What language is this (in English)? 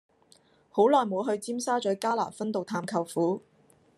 Cantonese